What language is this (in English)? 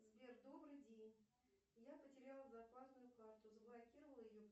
Russian